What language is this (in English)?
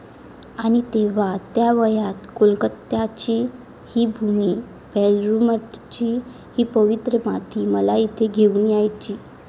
Marathi